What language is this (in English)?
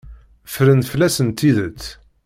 Kabyle